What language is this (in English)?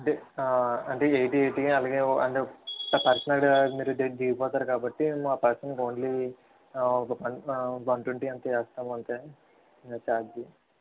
Telugu